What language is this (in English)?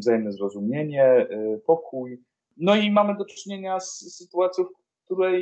Polish